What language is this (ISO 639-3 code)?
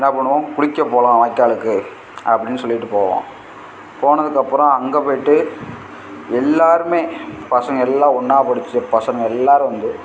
tam